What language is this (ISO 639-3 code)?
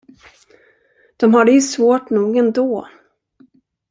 swe